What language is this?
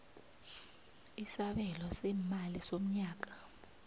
South Ndebele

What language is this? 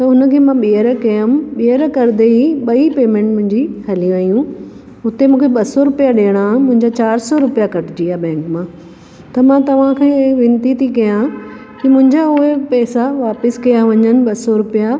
Sindhi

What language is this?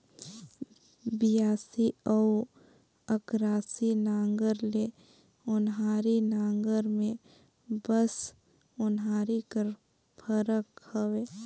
Chhattisgarhi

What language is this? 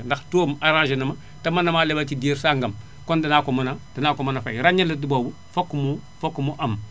Wolof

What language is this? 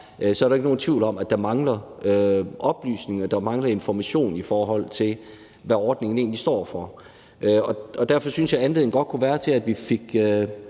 Danish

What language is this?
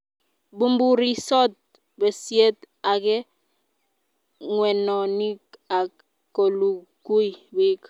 Kalenjin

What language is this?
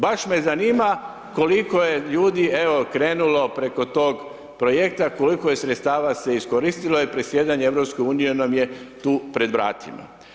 Croatian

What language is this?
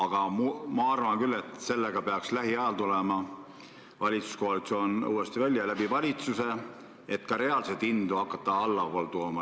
Estonian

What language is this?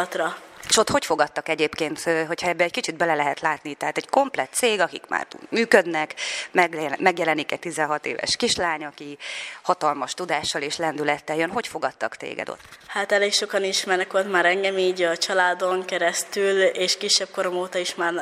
Hungarian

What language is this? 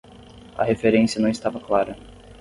Portuguese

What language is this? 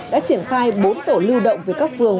Vietnamese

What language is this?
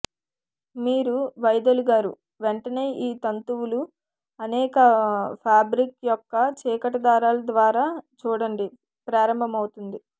Telugu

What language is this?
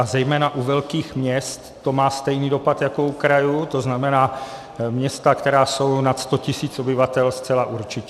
Czech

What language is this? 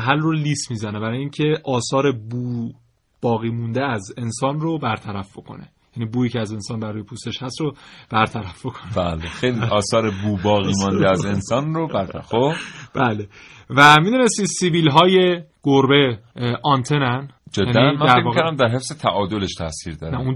Persian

